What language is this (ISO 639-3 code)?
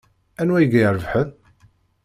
kab